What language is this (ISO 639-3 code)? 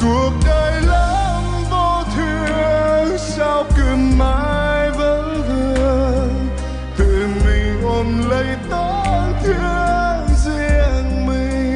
vie